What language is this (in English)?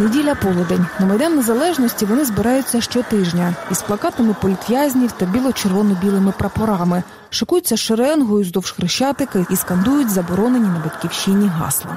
Ukrainian